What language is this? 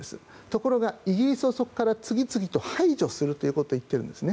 Japanese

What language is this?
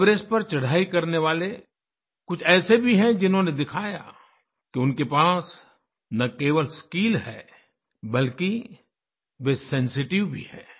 Hindi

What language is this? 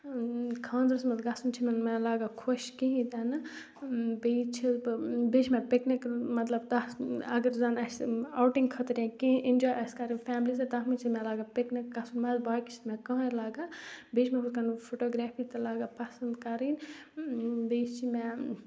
Kashmiri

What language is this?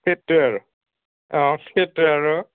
Assamese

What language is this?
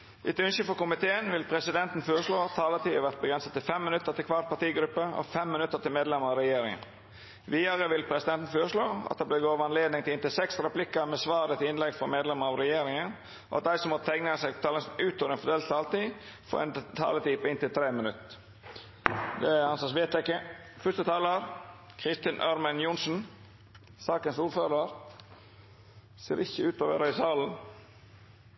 Norwegian Nynorsk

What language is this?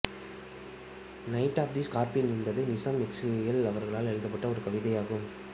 Tamil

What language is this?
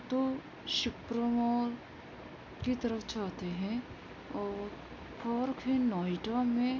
Urdu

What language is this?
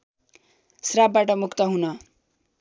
Nepali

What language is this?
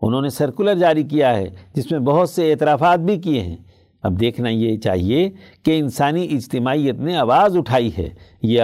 Urdu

